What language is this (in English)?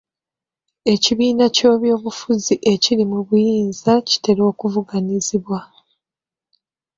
Ganda